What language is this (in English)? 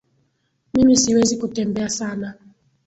Swahili